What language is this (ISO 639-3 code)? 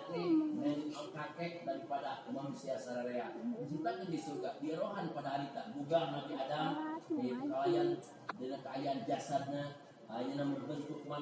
ind